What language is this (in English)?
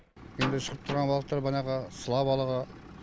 Kazakh